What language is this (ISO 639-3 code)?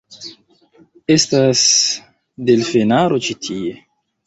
epo